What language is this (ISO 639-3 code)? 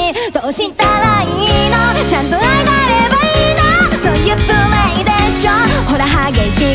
jpn